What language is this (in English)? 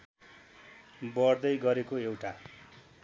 Nepali